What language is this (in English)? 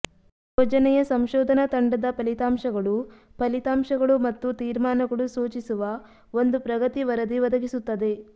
Kannada